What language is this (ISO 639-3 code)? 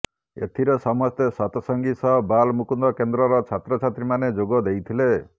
ori